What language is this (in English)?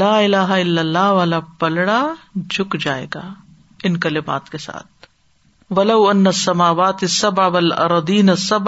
Urdu